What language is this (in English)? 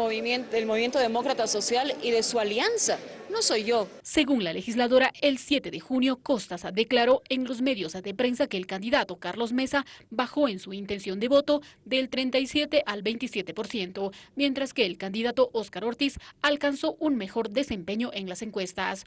Spanish